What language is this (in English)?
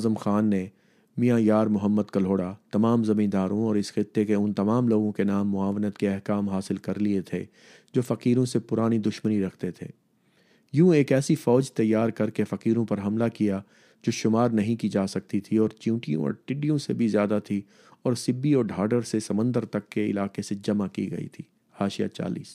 Urdu